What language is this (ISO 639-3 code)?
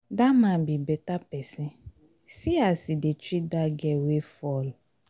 pcm